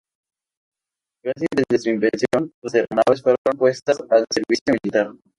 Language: Spanish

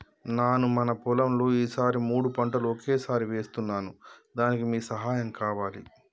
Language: Telugu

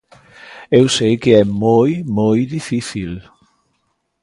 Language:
Galician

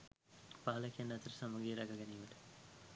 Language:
Sinhala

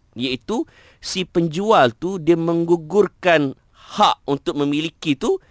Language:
Malay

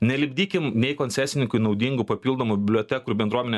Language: Lithuanian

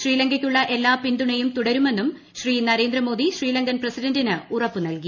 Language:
Malayalam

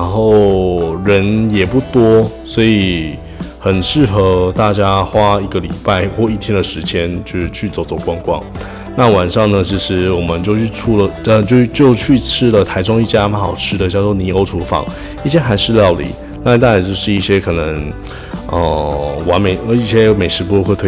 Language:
Chinese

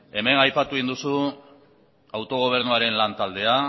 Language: Basque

